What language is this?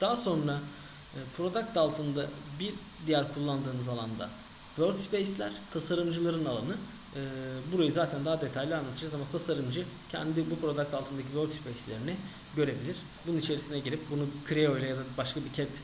Turkish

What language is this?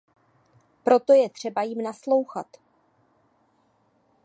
Czech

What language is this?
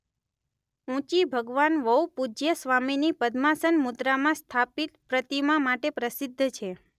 Gujarati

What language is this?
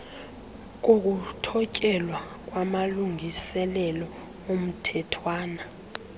Xhosa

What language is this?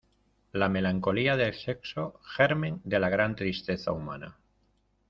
Spanish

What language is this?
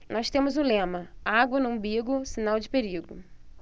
Portuguese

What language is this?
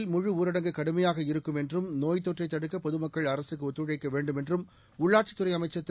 Tamil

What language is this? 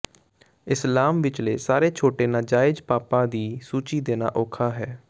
Punjabi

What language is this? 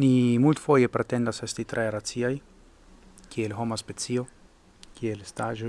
Italian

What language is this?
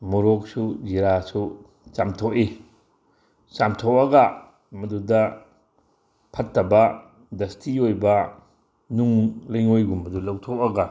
Manipuri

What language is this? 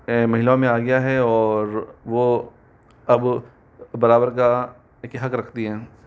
Hindi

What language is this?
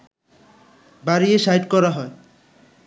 Bangla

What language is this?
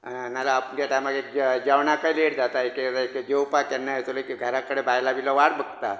Konkani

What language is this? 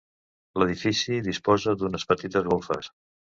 Catalan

